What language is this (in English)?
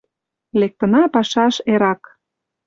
Mari